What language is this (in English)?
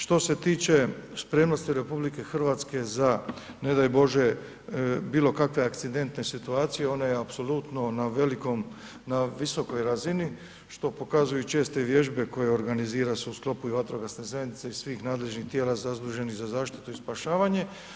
Croatian